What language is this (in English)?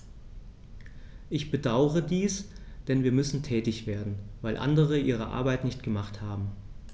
German